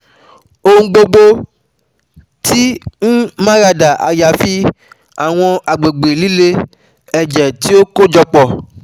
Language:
Yoruba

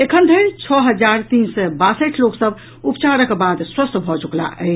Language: Maithili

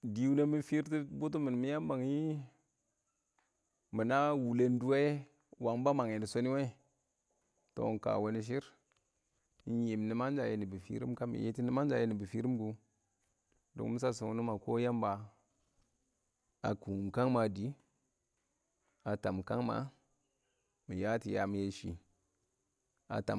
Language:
Awak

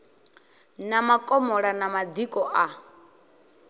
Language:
Venda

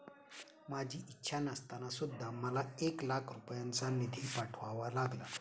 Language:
Marathi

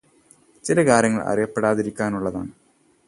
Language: Malayalam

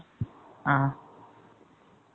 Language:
Tamil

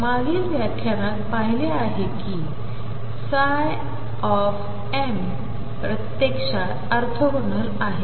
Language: Marathi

